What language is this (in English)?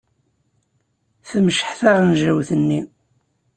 Kabyle